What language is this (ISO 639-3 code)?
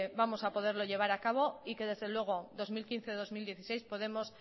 spa